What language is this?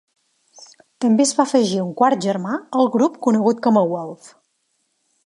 Catalan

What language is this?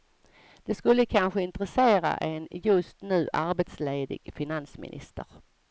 Swedish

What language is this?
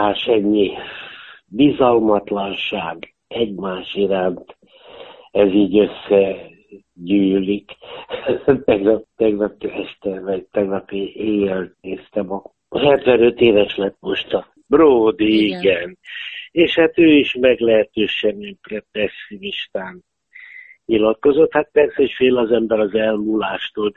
Hungarian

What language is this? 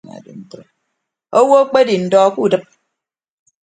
Ibibio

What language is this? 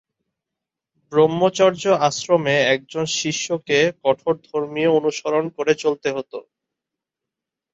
Bangla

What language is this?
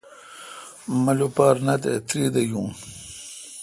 Kalkoti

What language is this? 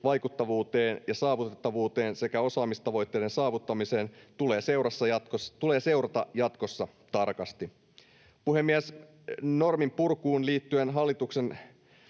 Finnish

